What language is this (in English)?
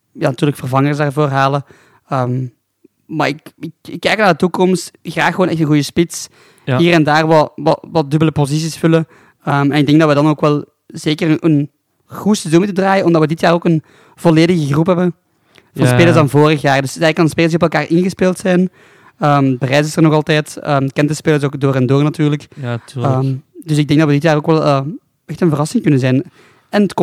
Dutch